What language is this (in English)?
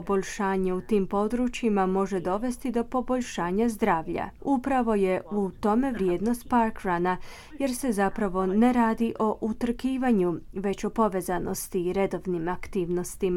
Croatian